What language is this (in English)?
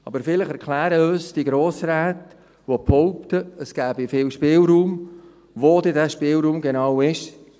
Swiss German